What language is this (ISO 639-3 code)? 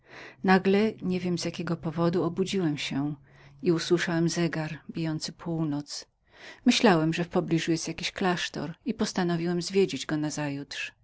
pol